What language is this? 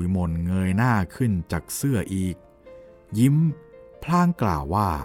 Thai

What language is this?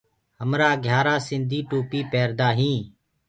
Gurgula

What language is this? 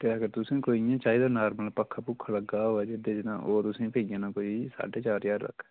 Dogri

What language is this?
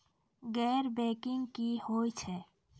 Maithili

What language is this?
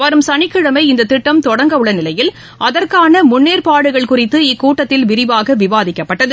Tamil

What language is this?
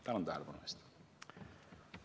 Estonian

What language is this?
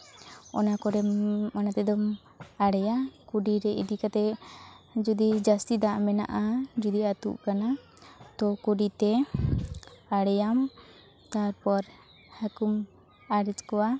Santali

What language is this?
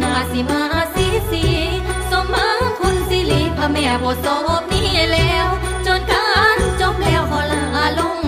Thai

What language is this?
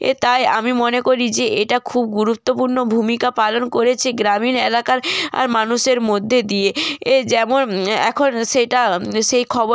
Bangla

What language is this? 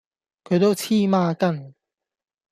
Cantonese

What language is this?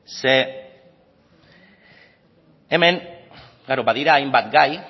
Basque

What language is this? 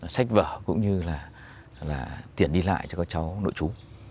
Vietnamese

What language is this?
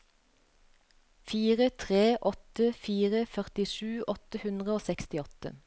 Norwegian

